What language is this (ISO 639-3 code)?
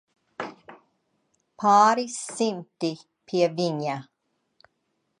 lav